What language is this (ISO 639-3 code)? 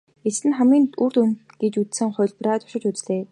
mon